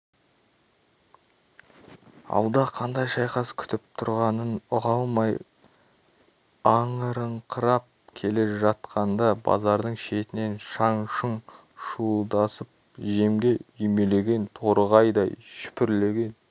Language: Kazakh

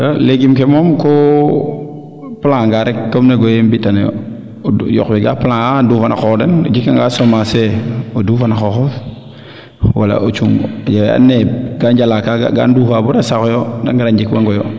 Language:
Serer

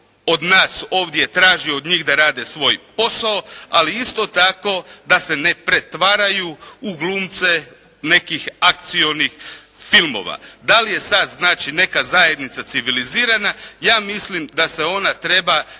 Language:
Croatian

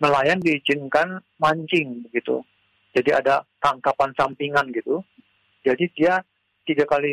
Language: Indonesian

